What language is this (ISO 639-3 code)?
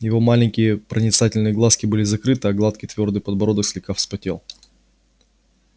rus